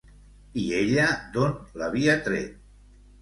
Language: Catalan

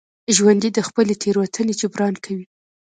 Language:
Pashto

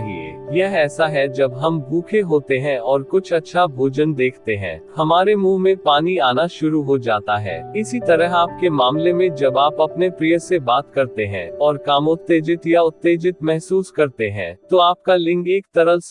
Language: Hindi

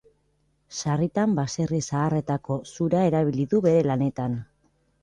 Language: Basque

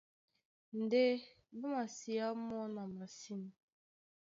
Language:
Duala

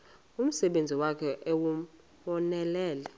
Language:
Xhosa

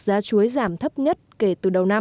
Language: Vietnamese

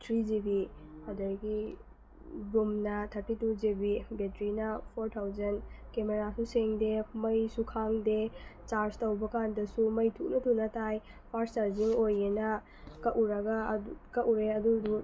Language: Manipuri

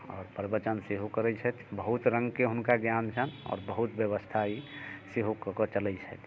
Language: Maithili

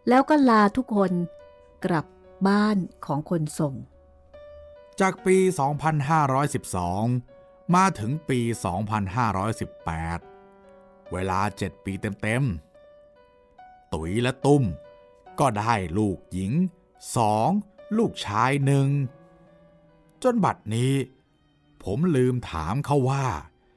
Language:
Thai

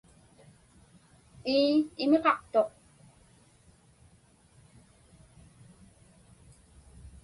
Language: Inupiaq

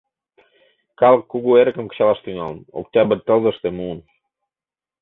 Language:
Mari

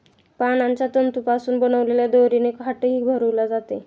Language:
Marathi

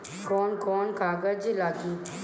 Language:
Bhojpuri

